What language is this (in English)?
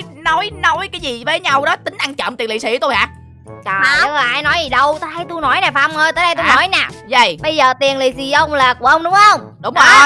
Vietnamese